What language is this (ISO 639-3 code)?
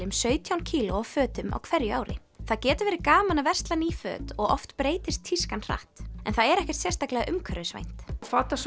isl